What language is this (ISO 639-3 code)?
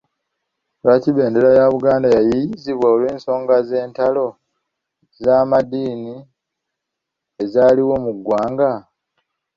lug